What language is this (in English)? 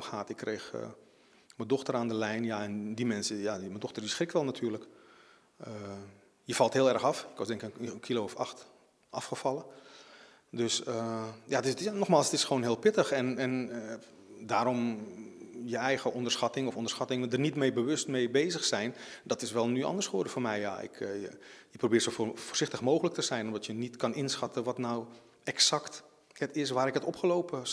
Dutch